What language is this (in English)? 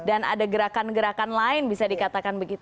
Indonesian